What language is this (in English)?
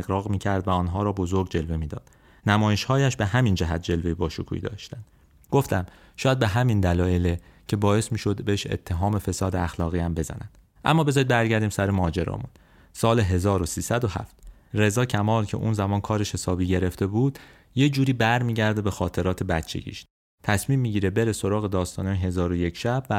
Persian